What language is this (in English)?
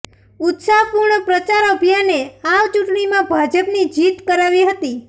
Gujarati